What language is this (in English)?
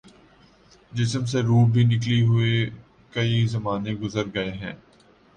Urdu